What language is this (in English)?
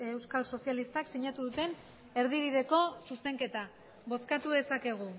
Basque